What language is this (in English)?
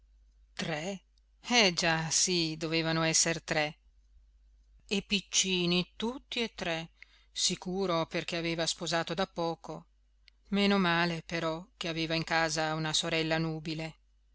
Italian